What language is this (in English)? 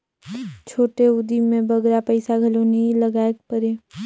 Chhattisgarhi